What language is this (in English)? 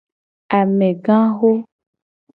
Gen